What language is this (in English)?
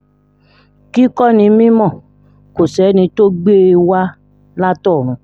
Yoruba